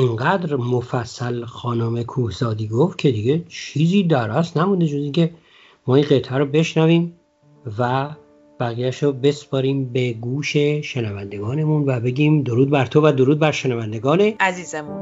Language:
Persian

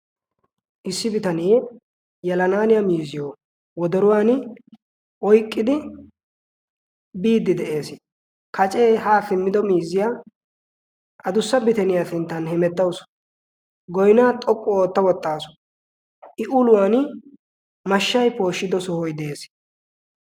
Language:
Wolaytta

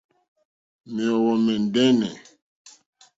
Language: Mokpwe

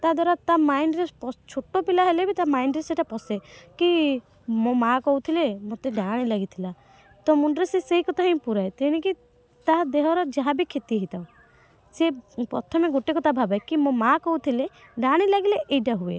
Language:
Odia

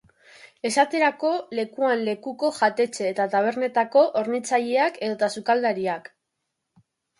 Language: Basque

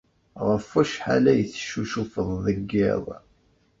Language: Kabyle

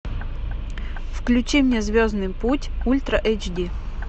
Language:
Russian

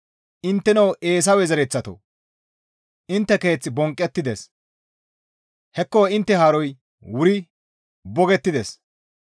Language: Gamo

